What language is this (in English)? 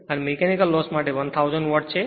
Gujarati